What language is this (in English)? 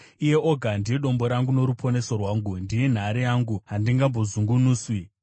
Shona